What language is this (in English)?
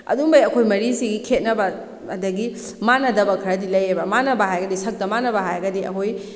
Manipuri